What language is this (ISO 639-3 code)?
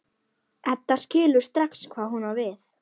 isl